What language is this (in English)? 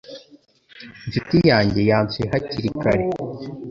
Kinyarwanda